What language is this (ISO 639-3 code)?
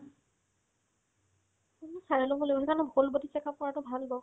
asm